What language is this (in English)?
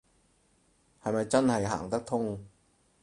Cantonese